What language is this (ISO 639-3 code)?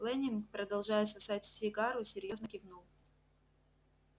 rus